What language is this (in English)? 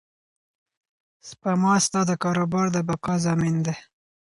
Pashto